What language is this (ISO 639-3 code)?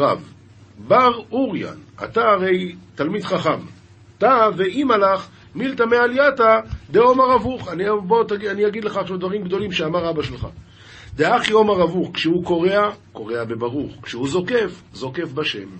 heb